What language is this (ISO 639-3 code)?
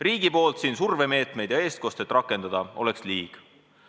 est